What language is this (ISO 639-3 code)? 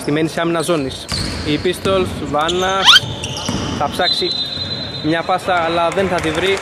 ell